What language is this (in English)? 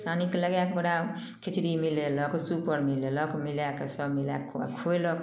Maithili